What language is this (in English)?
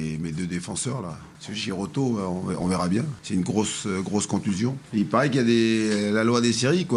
French